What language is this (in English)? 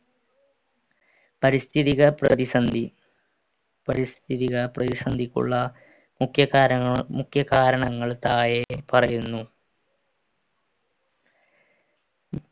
Malayalam